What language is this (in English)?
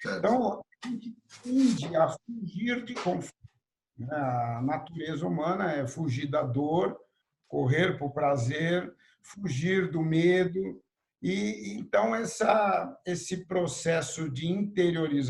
Portuguese